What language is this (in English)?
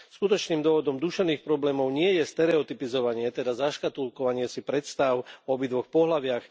Slovak